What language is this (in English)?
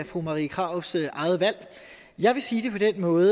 Danish